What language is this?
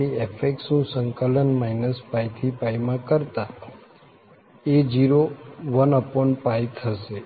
Gujarati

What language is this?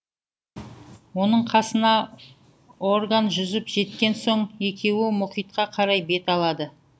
Kazakh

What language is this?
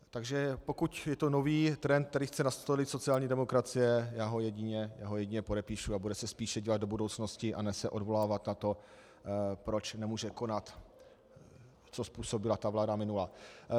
Czech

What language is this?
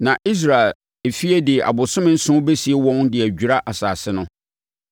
Akan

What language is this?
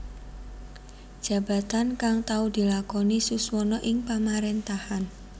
Javanese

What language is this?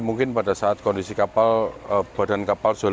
Indonesian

